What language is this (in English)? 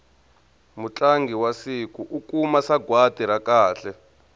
Tsonga